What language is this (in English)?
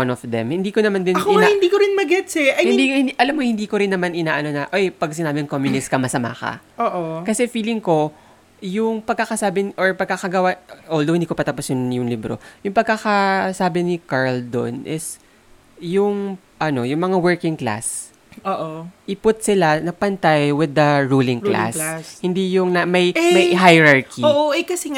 Filipino